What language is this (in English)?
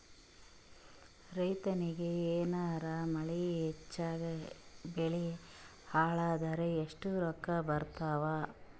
Kannada